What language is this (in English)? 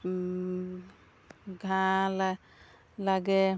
Assamese